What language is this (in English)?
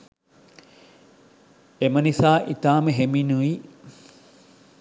Sinhala